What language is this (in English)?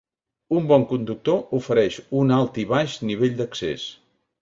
Catalan